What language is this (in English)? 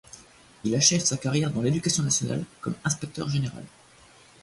French